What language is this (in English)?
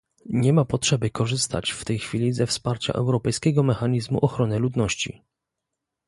Polish